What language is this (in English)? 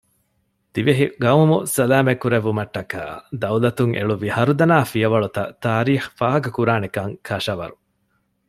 Divehi